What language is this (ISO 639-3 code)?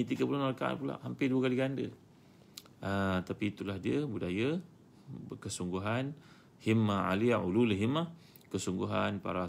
msa